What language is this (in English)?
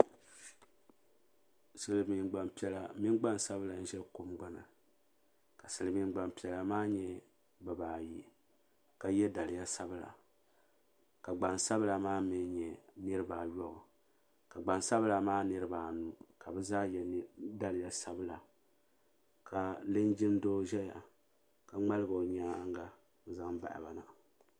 Dagbani